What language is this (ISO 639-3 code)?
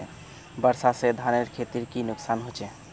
mag